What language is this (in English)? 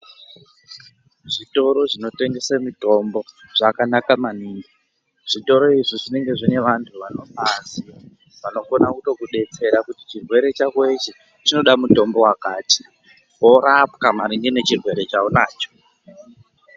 Ndau